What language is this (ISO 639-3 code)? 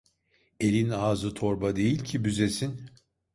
tur